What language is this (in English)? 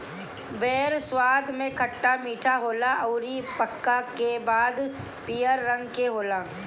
Bhojpuri